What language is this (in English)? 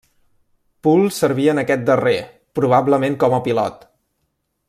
Catalan